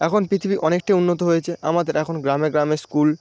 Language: Bangla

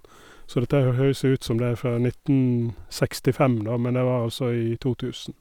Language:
Norwegian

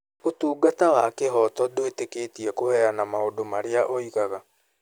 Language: Kikuyu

